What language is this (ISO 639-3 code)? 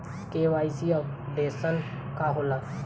bho